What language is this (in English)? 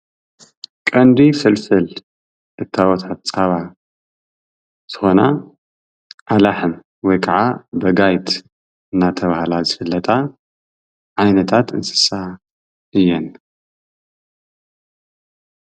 Tigrinya